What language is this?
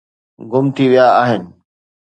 Sindhi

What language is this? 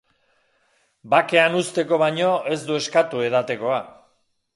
Basque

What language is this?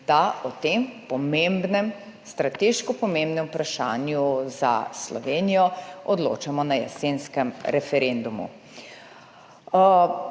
Slovenian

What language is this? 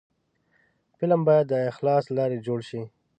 Pashto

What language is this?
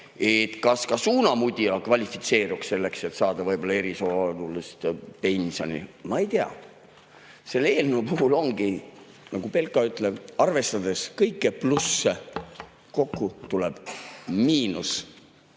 Estonian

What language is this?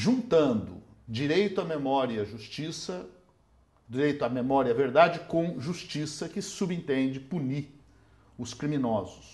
Portuguese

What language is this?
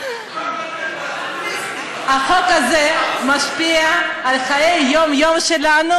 Hebrew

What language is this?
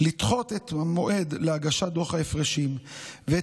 Hebrew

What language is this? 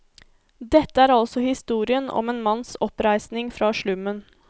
Norwegian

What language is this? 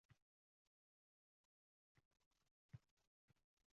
Uzbek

